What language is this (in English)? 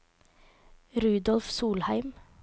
Norwegian